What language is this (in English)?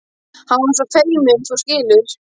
Icelandic